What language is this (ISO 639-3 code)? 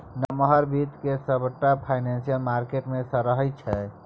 mai